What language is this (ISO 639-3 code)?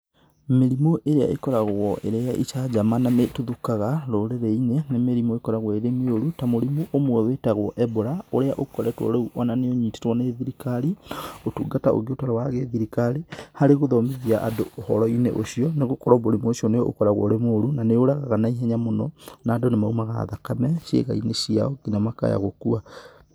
kik